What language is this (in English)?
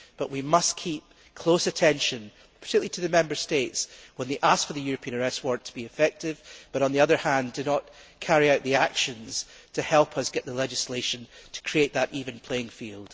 English